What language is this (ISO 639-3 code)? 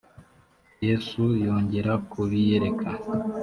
kin